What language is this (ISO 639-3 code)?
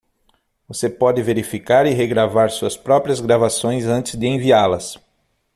por